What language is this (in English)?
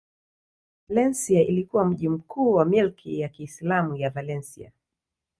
Swahili